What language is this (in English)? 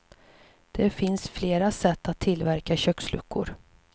Swedish